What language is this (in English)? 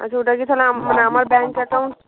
Bangla